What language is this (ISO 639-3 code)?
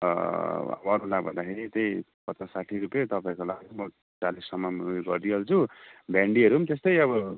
nep